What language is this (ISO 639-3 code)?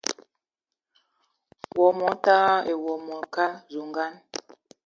eto